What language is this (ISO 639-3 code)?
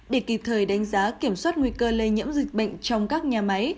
vie